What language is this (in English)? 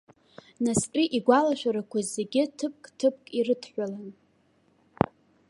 Abkhazian